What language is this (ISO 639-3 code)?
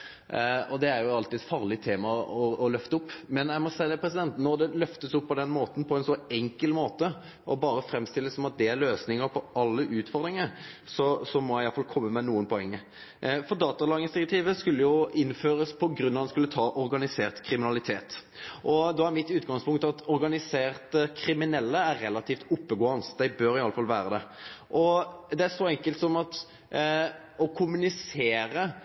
nno